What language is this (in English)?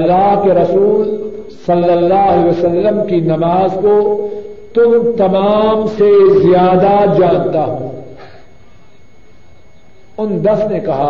Urdu